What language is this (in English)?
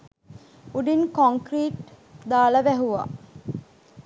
Sinhala